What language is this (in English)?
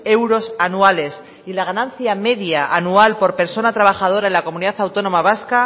Spanish